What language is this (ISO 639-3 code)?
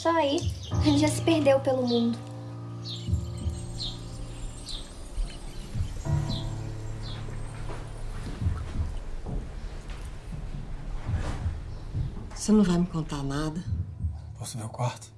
por